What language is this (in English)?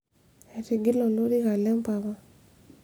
Masai